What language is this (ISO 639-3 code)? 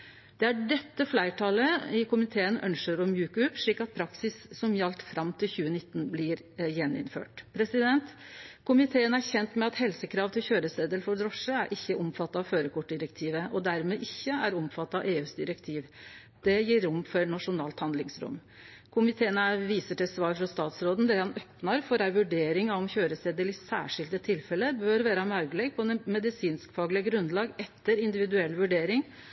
nno